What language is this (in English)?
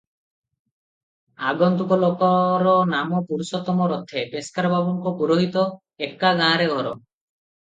Odia